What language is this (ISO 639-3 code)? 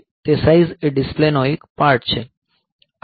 guj